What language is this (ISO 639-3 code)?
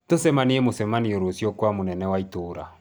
kik